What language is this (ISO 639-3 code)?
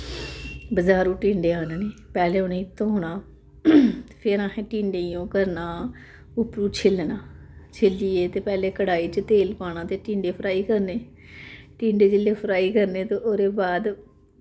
doi